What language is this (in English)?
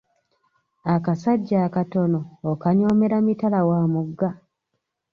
Ganda